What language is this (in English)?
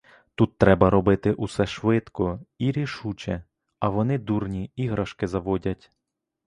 Ukrainian